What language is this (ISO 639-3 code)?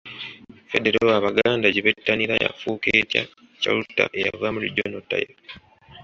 lug